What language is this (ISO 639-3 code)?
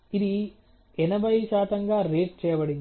tel